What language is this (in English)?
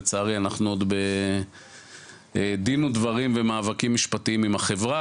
Hebrew